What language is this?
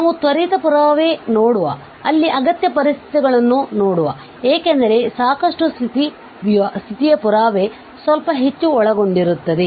Kannada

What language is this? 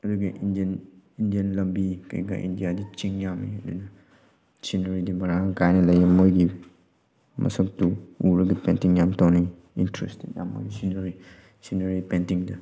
Manipuri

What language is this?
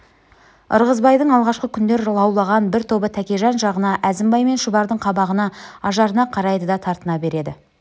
Kazakh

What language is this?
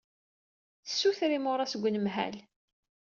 Kabyle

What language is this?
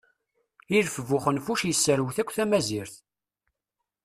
Kabyle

